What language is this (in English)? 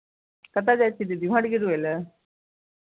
Maithili